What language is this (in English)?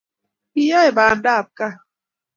Kalenjin